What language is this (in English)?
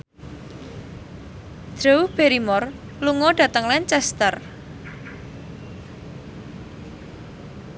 Javanese